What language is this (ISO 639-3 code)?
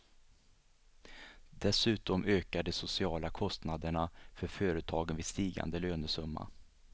swe